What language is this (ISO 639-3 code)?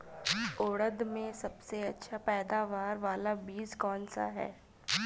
hin